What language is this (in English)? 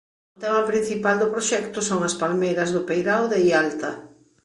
Galician